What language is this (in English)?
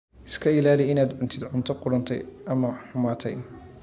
Somali